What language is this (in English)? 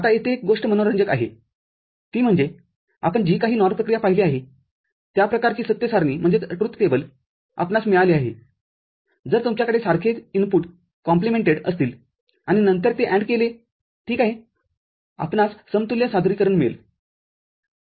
Marathi